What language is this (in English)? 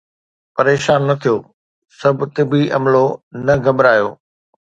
Sindhi